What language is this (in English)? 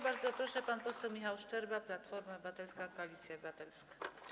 Polish